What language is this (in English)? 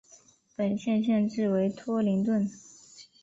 Chinese